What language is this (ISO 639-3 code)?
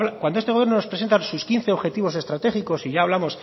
spa